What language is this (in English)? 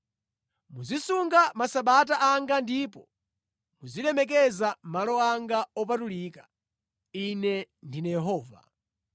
Nyanja